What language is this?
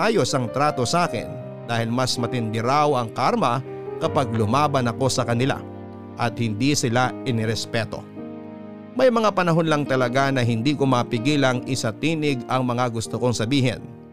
Filipino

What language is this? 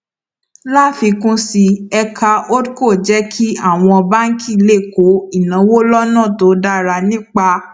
Yoruba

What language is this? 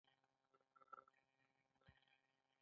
Pashto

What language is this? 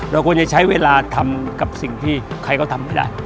Thai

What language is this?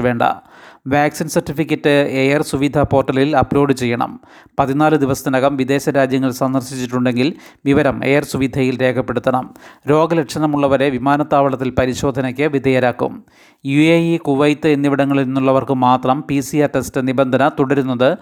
Malayalam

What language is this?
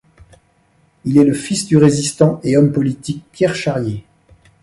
French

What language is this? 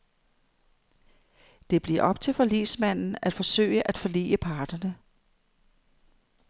Danish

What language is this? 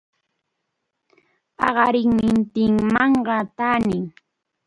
Arequipa-La Unión Quechua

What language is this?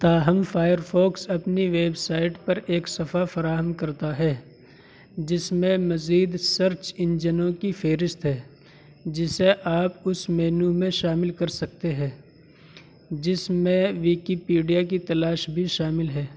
Urdu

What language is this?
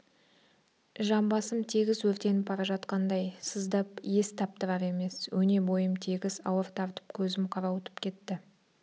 Kazakh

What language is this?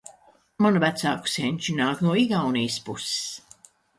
Latvian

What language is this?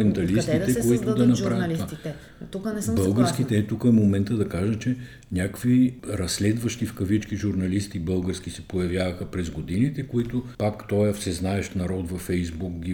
Bulgarian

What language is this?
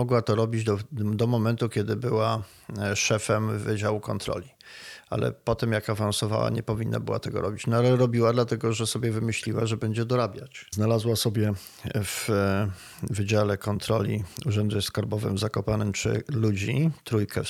Polish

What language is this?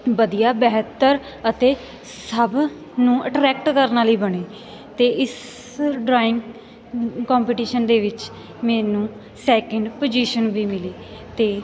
Punjabi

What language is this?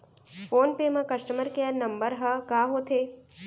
Chhattisgarhi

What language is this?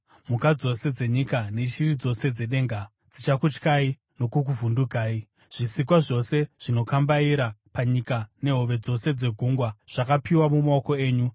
Shona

